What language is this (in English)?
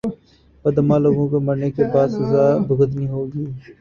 Urdu